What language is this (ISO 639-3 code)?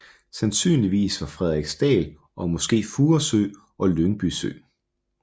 dan